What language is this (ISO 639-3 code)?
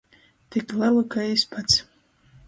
ltg